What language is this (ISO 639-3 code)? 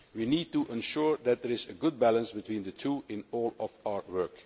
eng